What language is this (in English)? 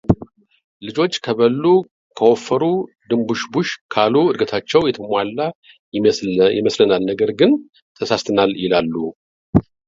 Amharic